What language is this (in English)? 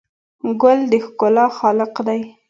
Pashto